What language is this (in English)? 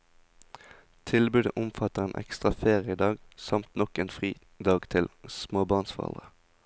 Norwegian